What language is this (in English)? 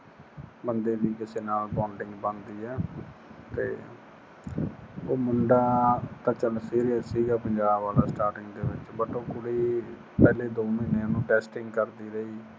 Punjabi